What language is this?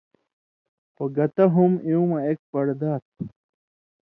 Indus Kohistani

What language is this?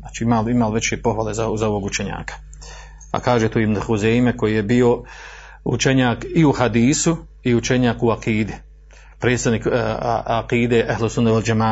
Croatian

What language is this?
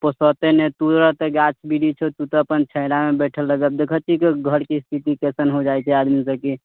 Maithili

